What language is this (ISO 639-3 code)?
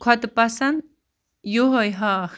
kas